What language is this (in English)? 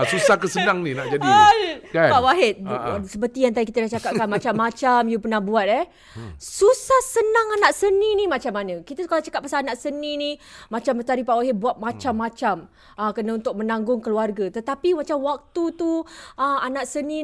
Malay